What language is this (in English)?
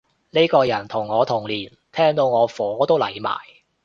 Cantonese